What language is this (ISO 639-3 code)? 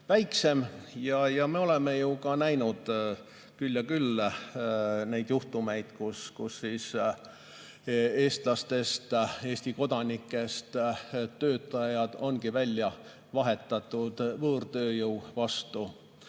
est